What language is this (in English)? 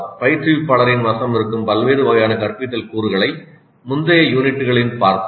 Tamil